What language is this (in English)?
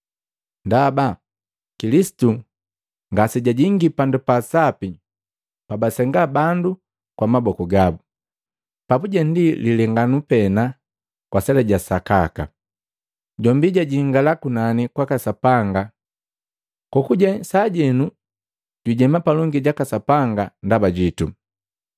Matengo